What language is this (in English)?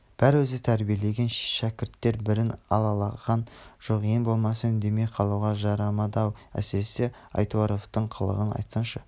Kazakh